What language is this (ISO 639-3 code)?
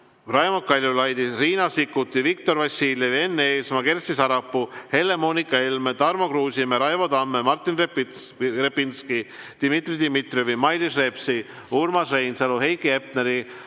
est